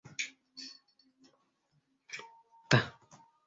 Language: Bashkir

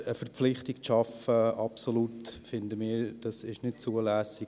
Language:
Swiss German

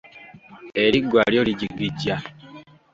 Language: Ganda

